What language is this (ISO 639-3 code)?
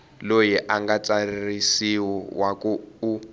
tso